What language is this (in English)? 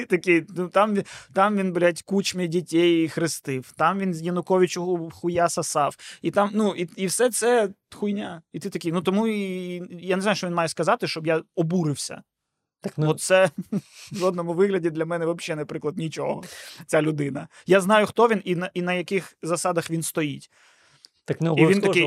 Ukrainian